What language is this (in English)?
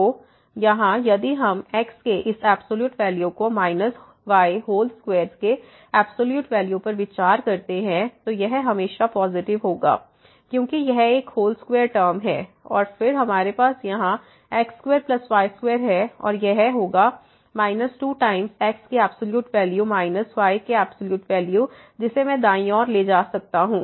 Hindi